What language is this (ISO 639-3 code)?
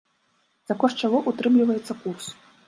bel